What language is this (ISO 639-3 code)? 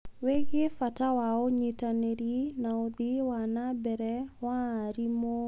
kik